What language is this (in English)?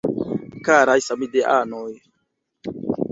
Esperanto